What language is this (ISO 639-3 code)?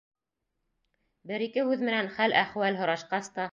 bak